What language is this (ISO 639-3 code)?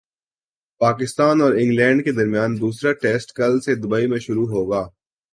urd